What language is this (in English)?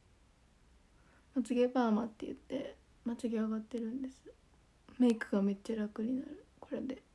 Japanese